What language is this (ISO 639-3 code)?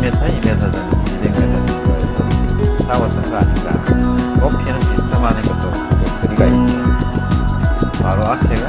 kor